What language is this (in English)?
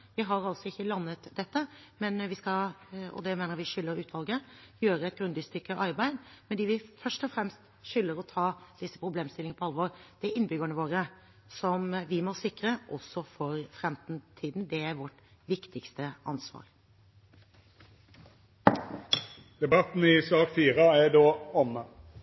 Norwegian